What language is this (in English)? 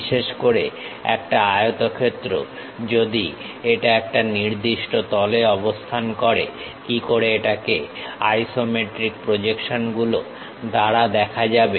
Bangla